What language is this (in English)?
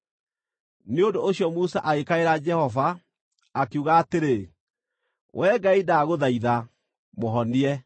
Kikuyu